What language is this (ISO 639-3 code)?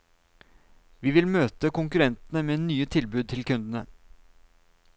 nor